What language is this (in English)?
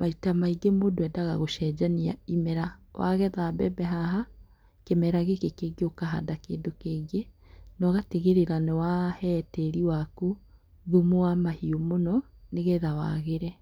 Kikuyu